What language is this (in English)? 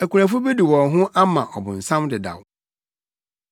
Akan